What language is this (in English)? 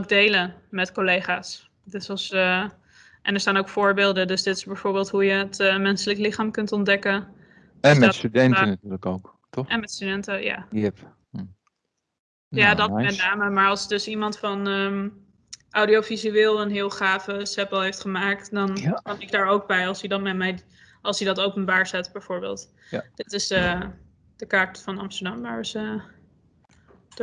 Dutch